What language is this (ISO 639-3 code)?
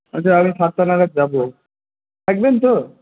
ben